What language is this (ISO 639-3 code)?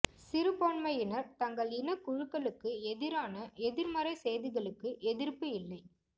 tam